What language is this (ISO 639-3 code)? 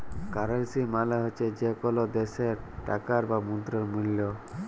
ben